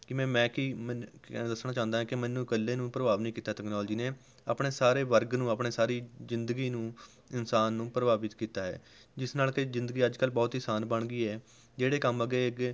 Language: Punjabi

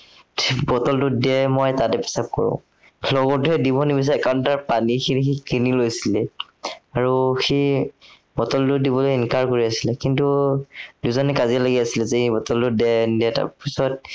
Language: Assamese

